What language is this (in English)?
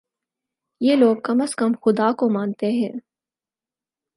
Urdu